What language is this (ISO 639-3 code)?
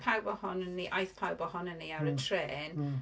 cym